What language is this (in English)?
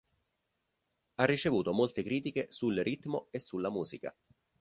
Italian